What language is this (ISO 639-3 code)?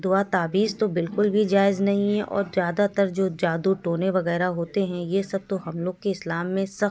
urd